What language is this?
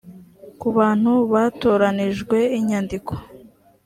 Kinyarwanda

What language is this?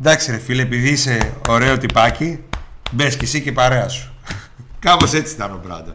Greek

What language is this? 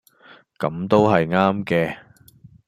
Cantonese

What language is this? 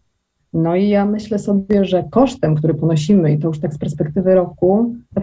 Polish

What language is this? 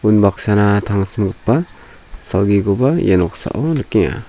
Garo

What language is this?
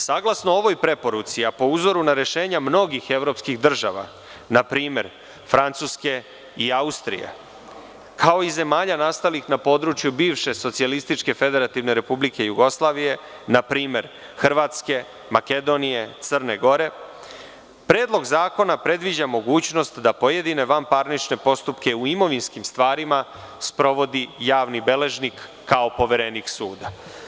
Serbian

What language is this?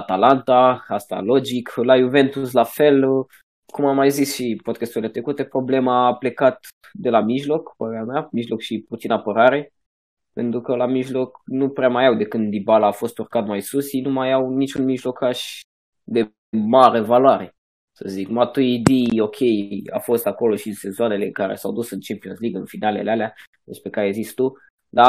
Romanian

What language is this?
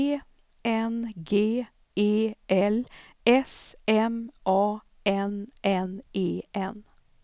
Swedish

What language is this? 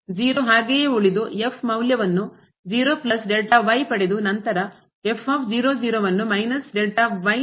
Kannada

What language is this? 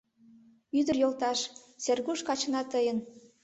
Mari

